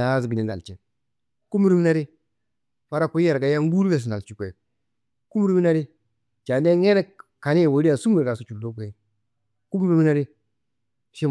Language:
Kanembu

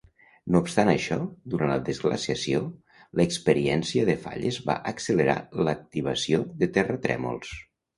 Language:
Catalan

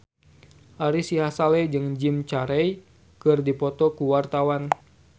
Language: Sundanese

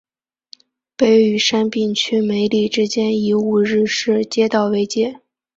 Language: Chinese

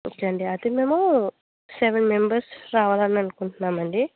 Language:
Telugu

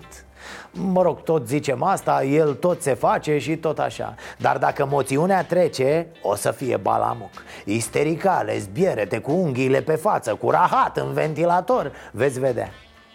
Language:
Romanian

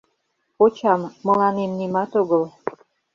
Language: Mari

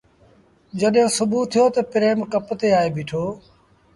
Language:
Sindhi Bhil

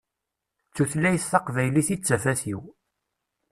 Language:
Kabyle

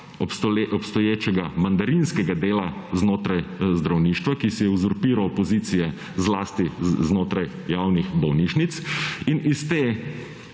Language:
Slovenian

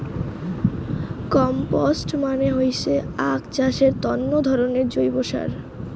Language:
Bangla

